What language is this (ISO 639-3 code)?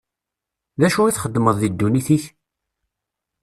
kab